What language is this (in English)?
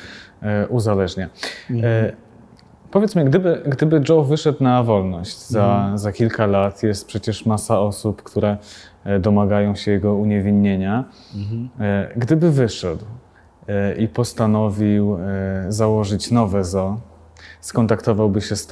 Polish